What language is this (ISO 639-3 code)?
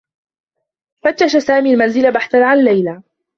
ara